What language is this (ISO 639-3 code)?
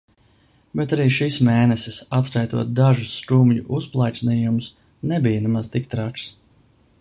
lav